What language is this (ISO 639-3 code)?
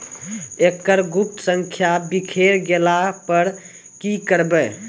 mai